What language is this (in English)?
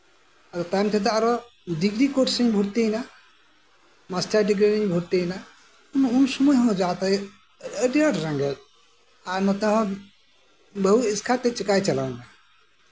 Santali